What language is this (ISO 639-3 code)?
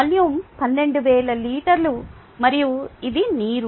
tel